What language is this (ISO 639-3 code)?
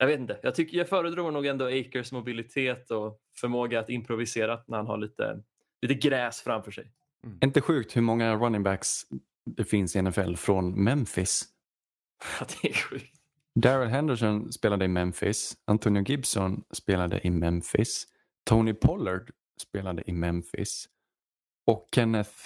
swe